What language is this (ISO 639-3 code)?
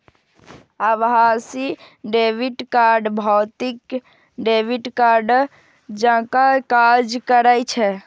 mai